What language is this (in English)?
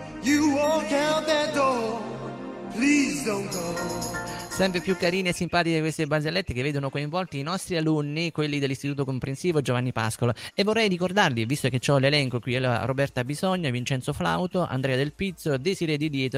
Italian